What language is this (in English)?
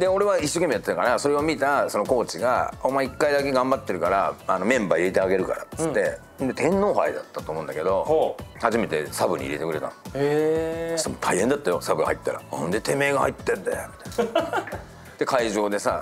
Japanese